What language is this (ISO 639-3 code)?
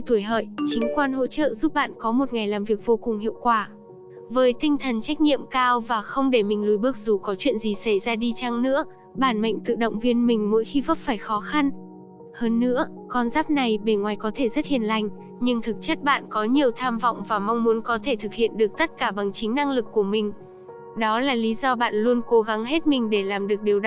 vie